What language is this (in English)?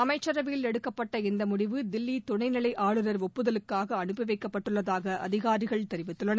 Tamil